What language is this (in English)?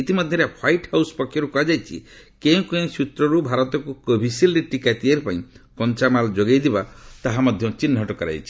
Odia